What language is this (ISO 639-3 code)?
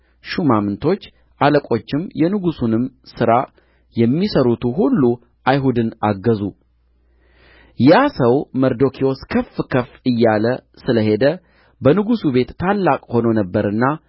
amh